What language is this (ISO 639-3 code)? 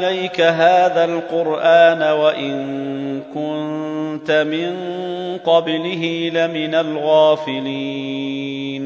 ara